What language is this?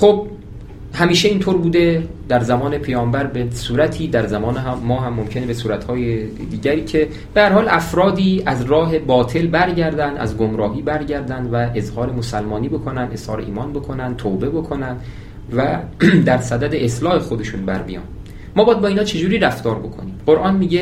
Persian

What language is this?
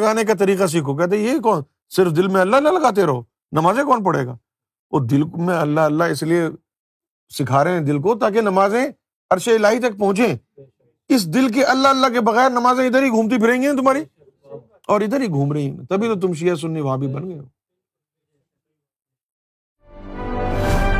Urdu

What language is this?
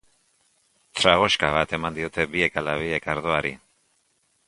Basque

